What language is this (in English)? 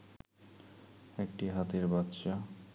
Bangla